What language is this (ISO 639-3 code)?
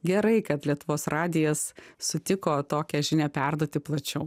lit